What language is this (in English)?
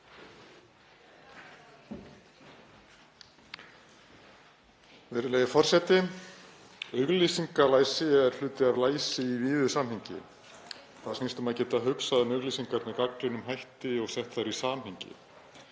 Icelandic